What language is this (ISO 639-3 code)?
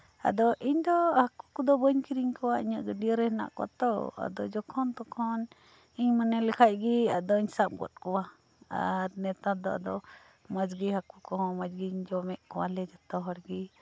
sat